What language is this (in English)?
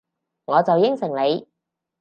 Cantonese